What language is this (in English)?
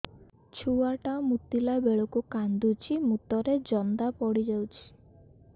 Odia